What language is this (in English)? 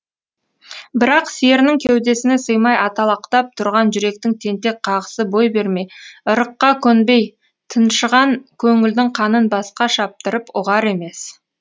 Kazakh